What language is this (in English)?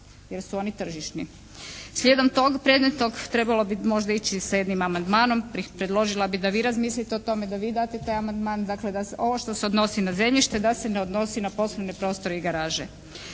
Croatian